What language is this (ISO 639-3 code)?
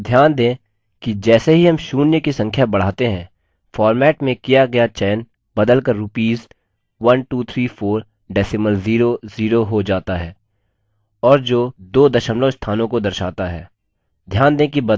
hin